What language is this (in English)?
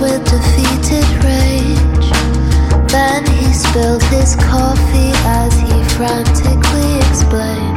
Greek